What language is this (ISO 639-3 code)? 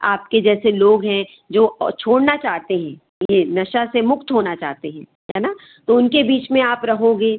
hin